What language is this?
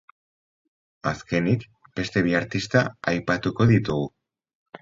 Basque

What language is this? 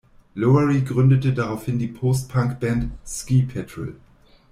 German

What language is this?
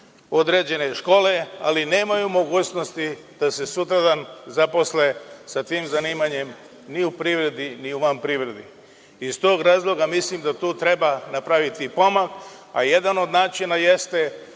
Serbian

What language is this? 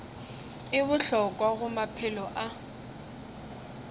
Northern Sotho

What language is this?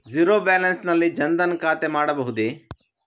Kannada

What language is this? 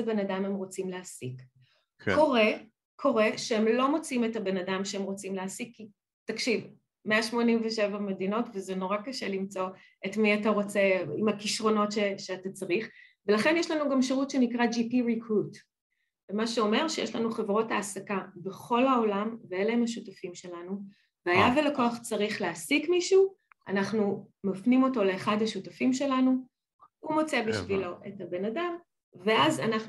Hebrew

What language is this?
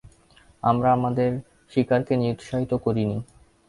Bangla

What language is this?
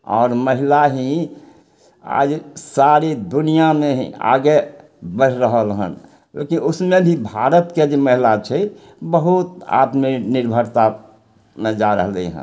Maithili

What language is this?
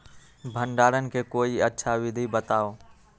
Magahi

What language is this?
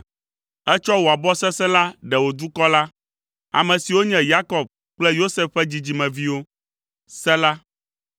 Ewe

